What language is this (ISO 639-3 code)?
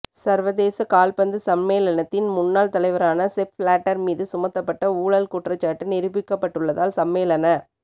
tam